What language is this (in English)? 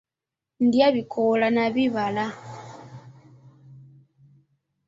Ganda